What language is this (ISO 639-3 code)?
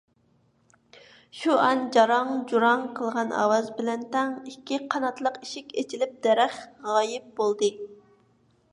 uig